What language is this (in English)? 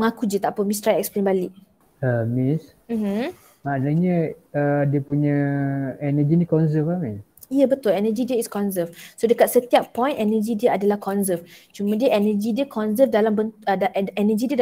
Malay